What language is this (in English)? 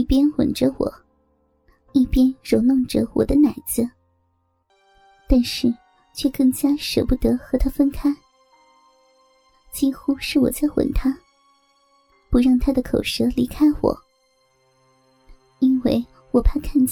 Chinese